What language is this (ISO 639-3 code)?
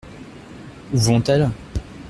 fra